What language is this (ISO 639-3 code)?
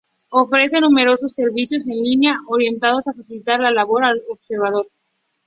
spa